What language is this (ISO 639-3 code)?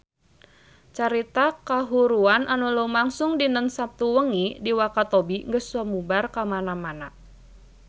sun